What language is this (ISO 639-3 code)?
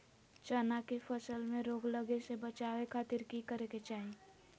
mag